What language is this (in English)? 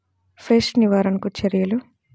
Telugu